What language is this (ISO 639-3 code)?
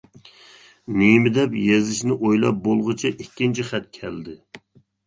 uig